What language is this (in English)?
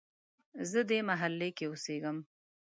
Pashto